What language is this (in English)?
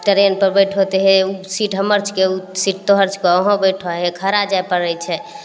Maithili